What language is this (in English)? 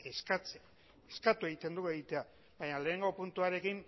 Basque